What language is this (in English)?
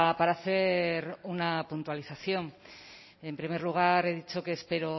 Spanish